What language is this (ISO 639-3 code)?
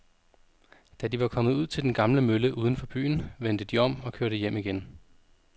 dan